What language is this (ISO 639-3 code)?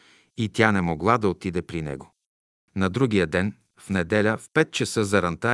bul